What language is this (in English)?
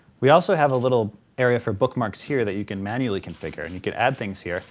English